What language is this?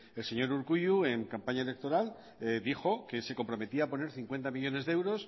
Spanish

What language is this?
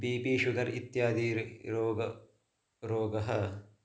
Sanskrit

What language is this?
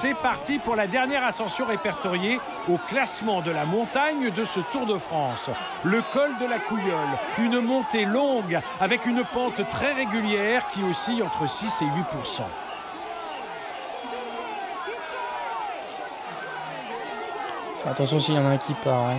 French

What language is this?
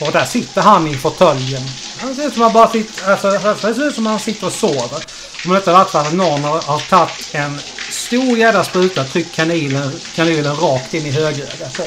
Swedish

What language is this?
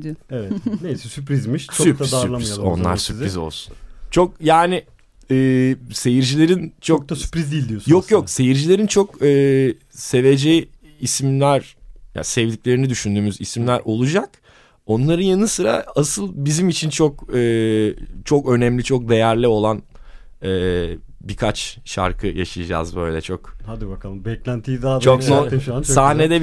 Turkish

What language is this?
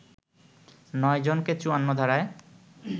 Bangla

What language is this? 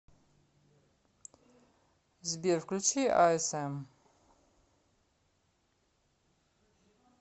Russian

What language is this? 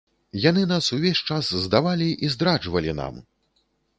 Belarusian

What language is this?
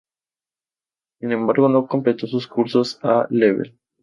Spanish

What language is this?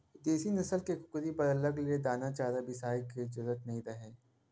Chhattisgarhi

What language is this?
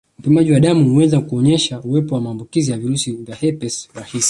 Swahili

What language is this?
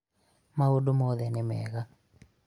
Kikuyu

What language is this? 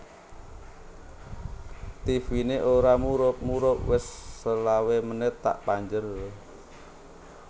Javanese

